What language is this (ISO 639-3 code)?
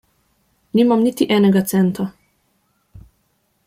slv